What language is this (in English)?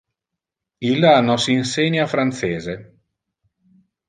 Interlingua